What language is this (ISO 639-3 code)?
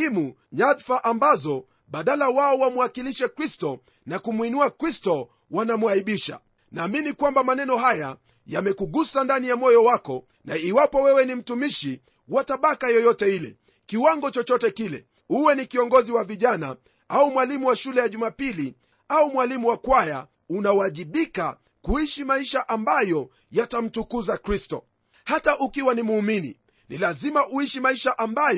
swa